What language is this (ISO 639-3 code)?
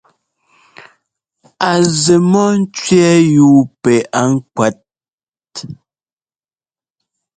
jgo